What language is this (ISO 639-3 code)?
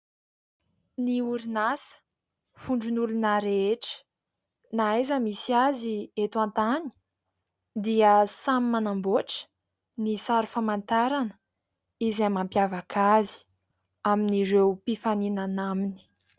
mlg